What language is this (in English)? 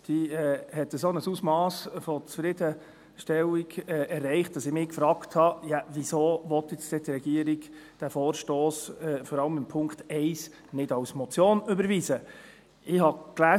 Swiss German